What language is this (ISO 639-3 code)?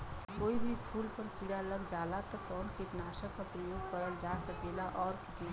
bho